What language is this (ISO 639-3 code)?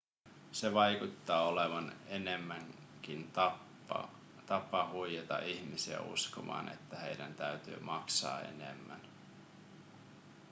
fin